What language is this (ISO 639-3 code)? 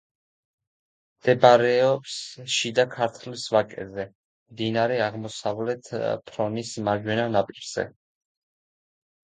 kat